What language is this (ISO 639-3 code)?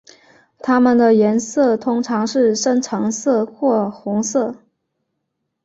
zho